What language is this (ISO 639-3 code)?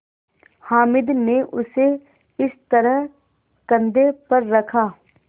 hin